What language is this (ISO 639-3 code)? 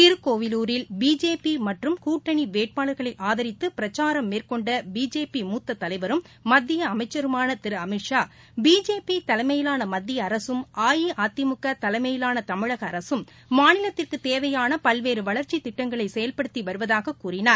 tam